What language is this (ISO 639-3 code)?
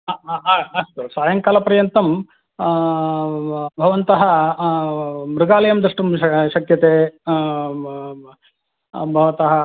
san